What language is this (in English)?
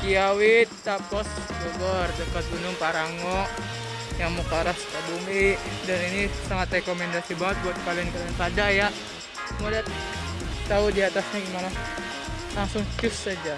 Indonesian